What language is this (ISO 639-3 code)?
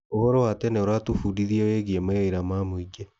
kik